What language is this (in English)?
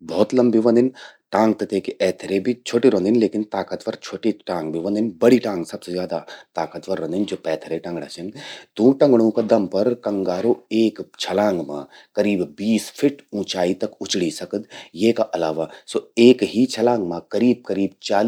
Garhwali